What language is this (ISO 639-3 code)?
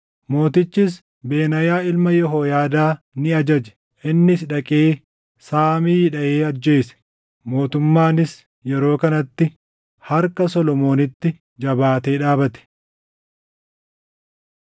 orm